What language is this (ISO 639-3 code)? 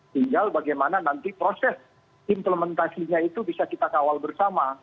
ind